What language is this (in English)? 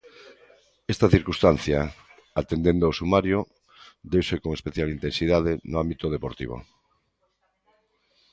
Galician